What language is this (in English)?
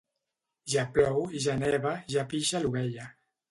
Catalan